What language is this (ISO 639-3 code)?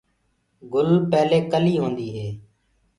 ggg